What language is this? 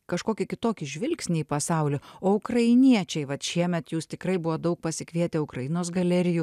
Lithuanian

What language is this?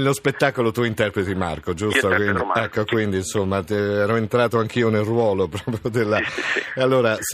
Italian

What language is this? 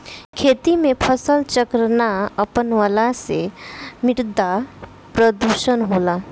Bhojpuri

